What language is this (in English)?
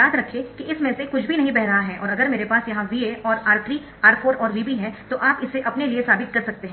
Hindi